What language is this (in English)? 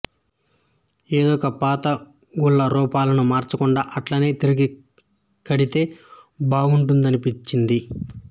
Telugu